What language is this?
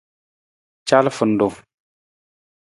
Nawdm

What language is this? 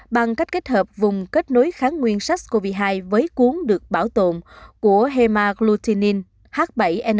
Vietnamese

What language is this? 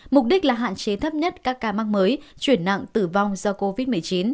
Vietnamese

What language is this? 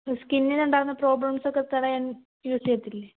Malayalam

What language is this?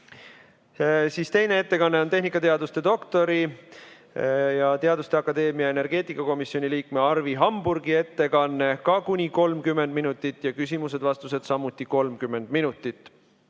Estonian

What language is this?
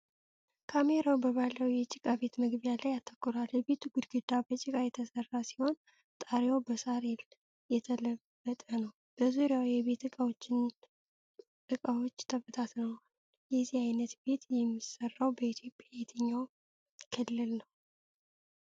Amharic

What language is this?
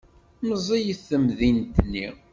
Kabyle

